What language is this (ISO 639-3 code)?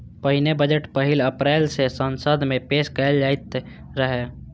mai